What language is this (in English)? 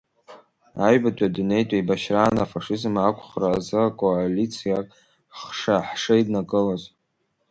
Abkhazian